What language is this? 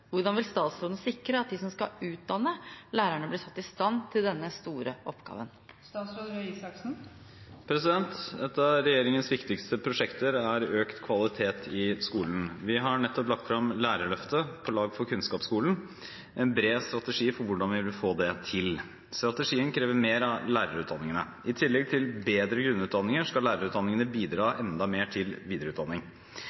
Norwegian Bokmål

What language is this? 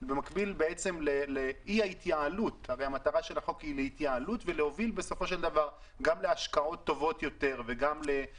Hebrew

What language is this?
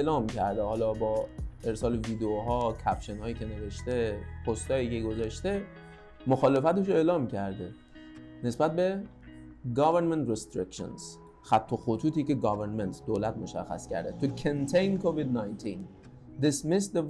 Persian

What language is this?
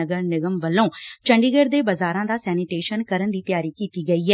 Punjabi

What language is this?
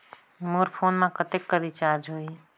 Chhattisgarhi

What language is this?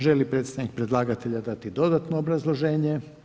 Croatian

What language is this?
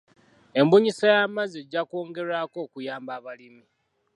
Ganda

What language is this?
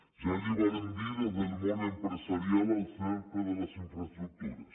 Catalan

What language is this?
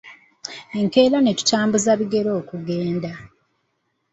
Ganda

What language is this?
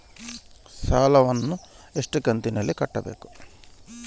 Kannada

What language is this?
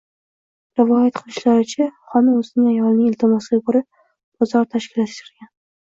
Uzbek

